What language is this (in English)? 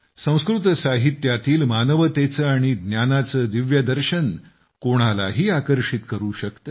Marathi